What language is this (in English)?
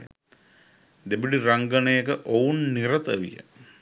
Sinhala